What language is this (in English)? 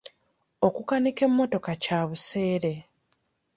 Ganda